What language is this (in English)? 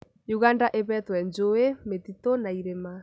Kikuyu